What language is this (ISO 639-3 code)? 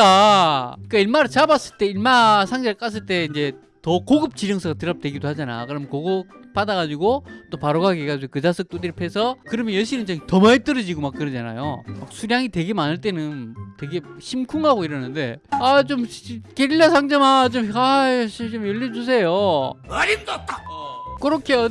kor